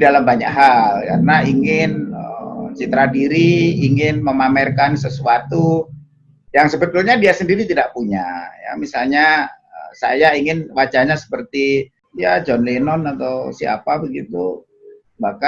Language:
Indonesian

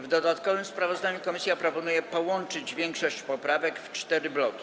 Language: Polish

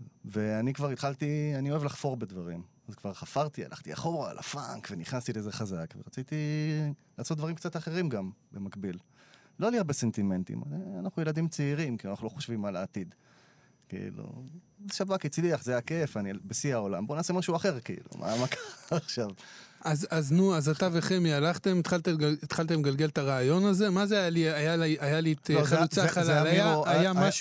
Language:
Hebrew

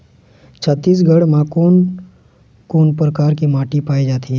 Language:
Chhattisgarhi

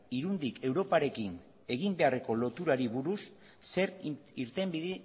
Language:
Basque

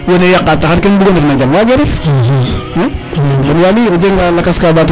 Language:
Serer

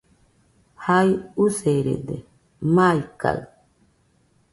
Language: Nüpode Huitoto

